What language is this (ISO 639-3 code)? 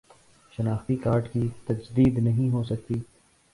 urd